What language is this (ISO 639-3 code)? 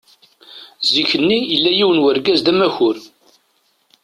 kab